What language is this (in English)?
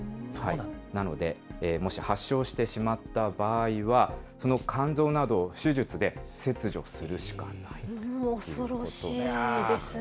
Japanese